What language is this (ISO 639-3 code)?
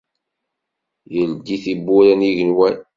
kab